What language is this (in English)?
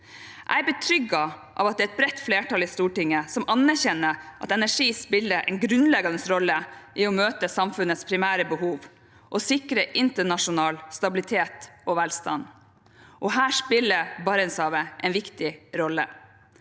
Norwegian